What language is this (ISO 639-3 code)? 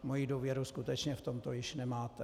ces